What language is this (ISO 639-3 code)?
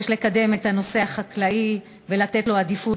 heb